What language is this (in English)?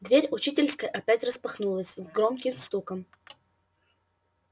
Russian